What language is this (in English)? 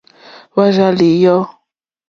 Mokpwe